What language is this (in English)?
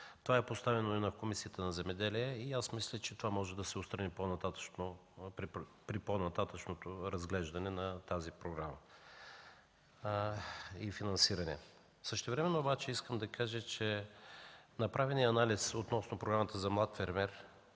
Bulgarian